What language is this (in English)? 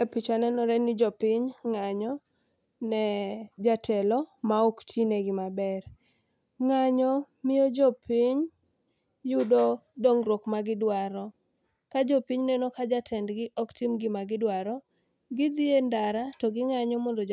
Luo (Kenya and Tanzania)